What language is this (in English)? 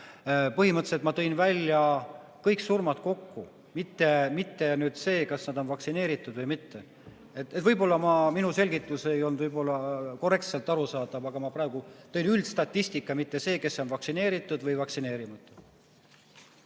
Estonian